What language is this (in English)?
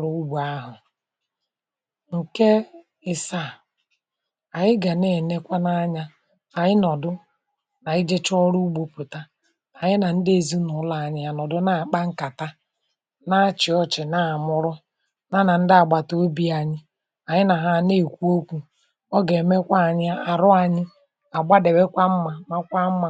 Igbo